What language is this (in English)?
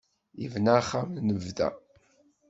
Kabyle